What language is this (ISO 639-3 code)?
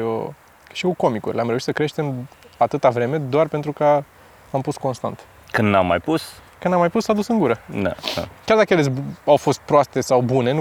ron